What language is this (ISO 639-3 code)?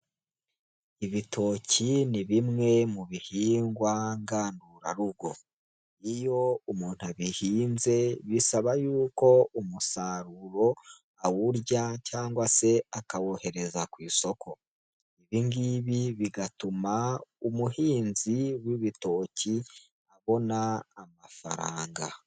kin